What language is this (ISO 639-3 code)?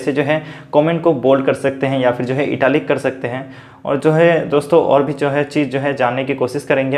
hin